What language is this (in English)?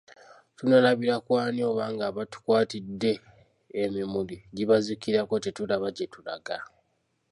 Ganda